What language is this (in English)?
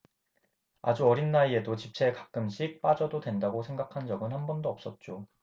Korean